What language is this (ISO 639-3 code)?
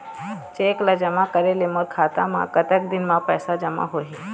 hne